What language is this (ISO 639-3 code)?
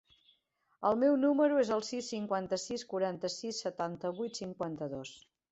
cat